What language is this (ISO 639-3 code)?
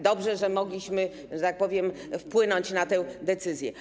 pol